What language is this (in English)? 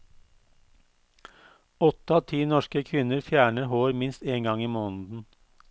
Norwegian